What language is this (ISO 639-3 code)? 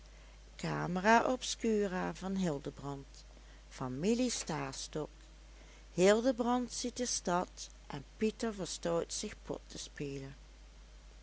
nld